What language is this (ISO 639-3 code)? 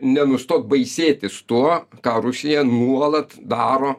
lit